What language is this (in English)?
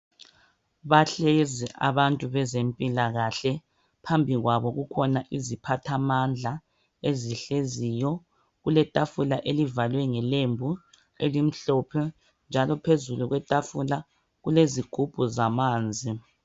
North Ndebele